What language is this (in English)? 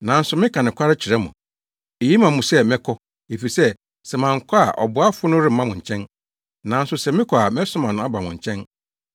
Akan